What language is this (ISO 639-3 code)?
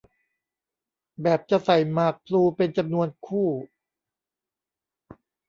tha